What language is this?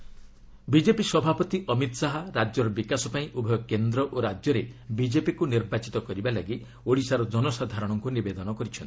Odia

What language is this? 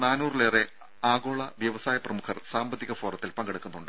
Malayalam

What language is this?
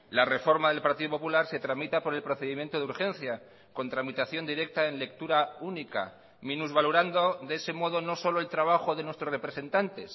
Spanish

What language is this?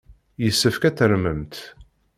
Kabyle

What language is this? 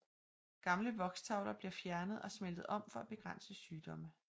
Danish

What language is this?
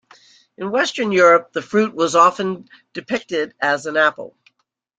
English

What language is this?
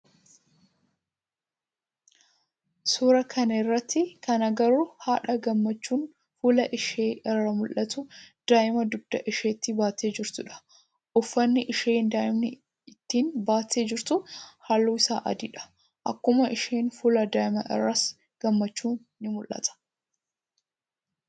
Oromo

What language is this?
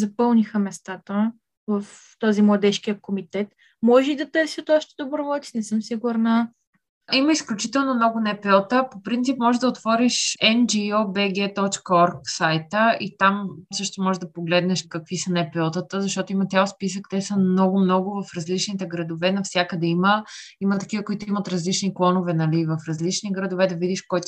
Bulgarian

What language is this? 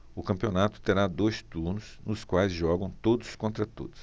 Portuguese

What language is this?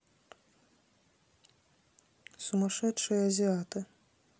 Russian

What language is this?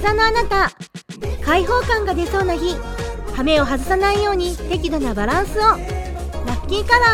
Japanese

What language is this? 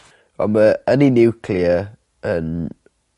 Welsh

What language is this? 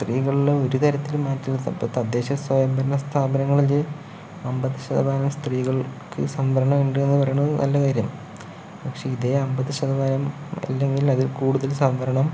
Malayalam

